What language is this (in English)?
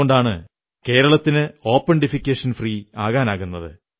Malayalam